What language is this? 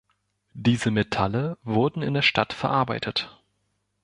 German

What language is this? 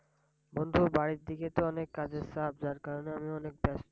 Bangla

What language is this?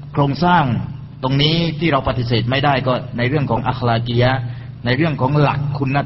Thai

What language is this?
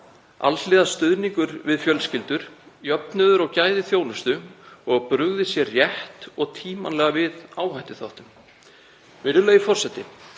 Icelandic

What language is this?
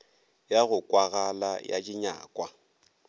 Northern Sotho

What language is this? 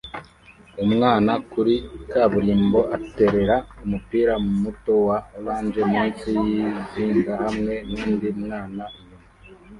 Kinyarwanda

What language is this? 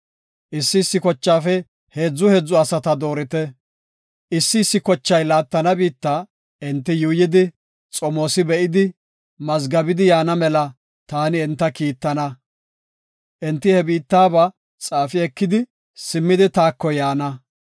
Gofa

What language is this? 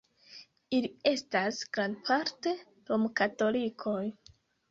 Esperanto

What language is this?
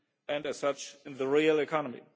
English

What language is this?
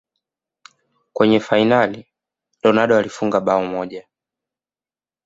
Swahili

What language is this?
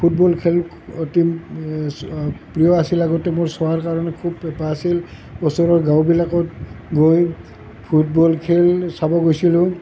Assamese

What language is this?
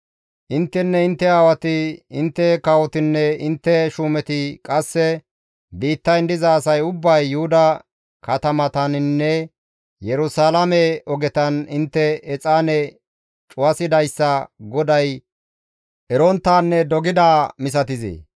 Gamo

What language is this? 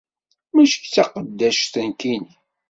Kabyle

